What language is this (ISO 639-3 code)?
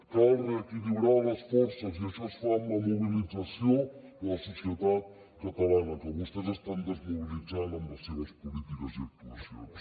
cat